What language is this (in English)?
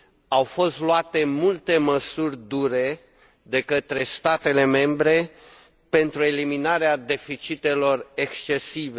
Romanian